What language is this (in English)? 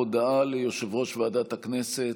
Hebrew